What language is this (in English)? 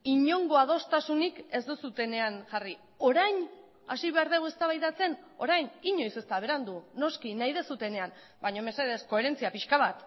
Basque